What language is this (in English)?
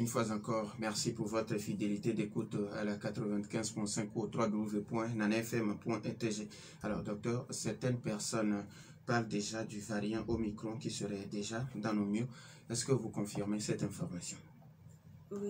French